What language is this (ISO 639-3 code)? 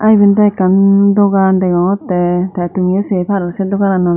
ccp